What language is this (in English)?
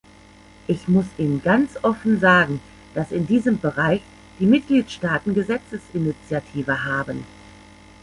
German